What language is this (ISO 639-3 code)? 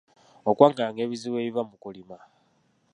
lug